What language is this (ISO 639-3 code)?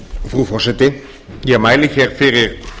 isl